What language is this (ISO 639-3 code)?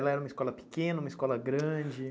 por